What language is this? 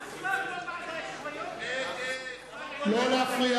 Hebrew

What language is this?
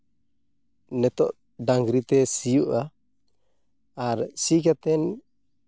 Santali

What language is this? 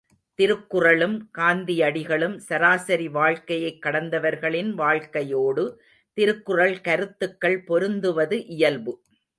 Tamil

